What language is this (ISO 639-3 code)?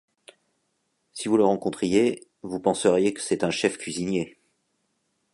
fra